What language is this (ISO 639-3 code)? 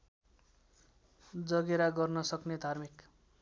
nep